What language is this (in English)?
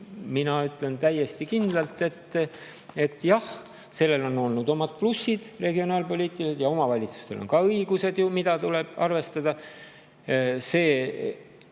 Estonian